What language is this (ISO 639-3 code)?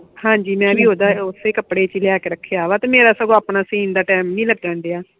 pan